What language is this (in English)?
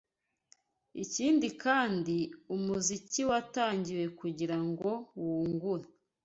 Kinyarwanda